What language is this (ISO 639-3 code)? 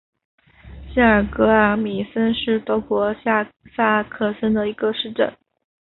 zho